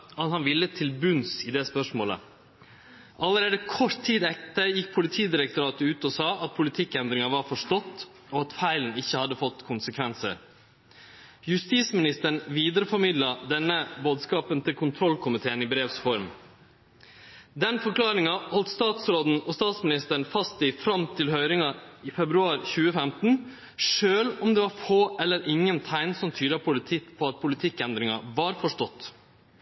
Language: Norwegian Nynorsk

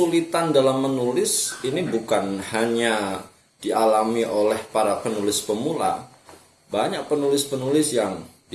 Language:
Indonesian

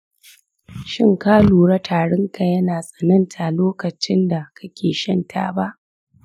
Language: Hausa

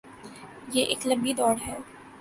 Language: Urdu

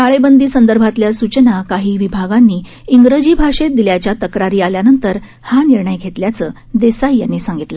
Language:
Marathi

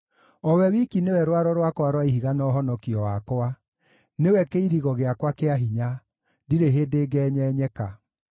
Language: Kikuyu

